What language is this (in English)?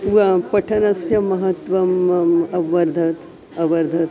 Sanskrit